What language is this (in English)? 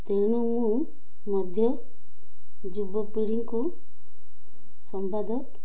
Odia